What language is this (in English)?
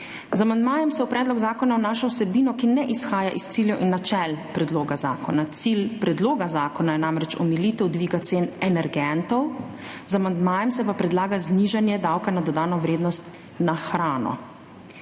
Slovenian